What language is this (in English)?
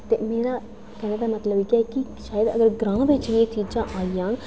Dogri